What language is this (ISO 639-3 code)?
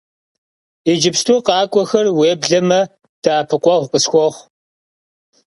kbd